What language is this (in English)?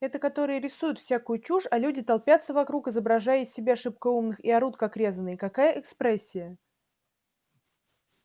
Russian